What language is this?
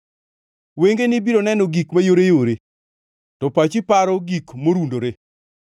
Luo (Kenya and Tanzania)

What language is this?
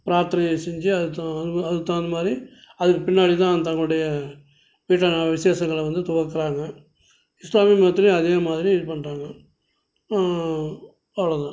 Tamil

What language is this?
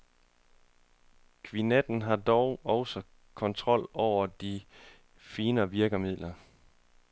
Danish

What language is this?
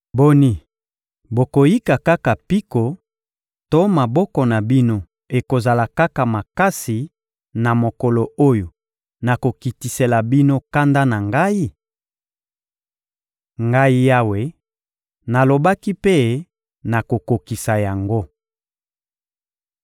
Lingala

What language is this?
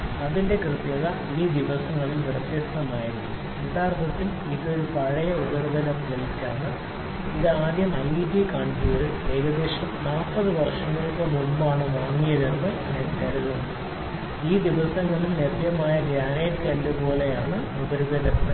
Malayalam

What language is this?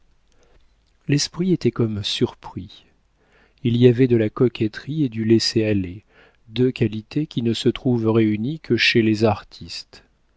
French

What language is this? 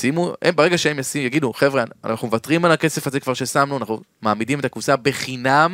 Hebrew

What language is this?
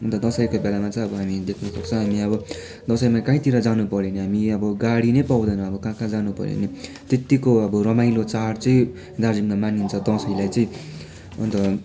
Nepali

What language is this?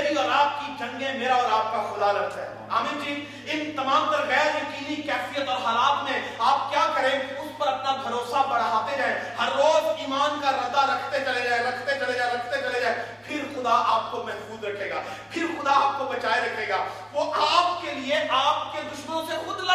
Urdu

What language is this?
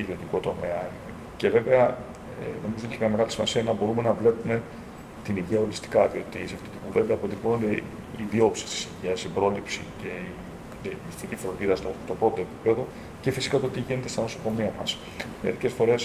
Greek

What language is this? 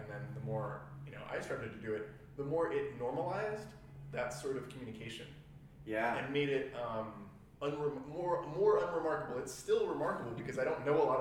English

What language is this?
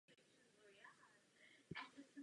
Czech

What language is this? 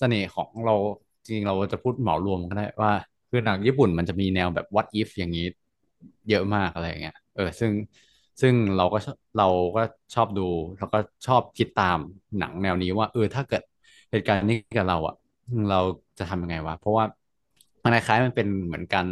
Thai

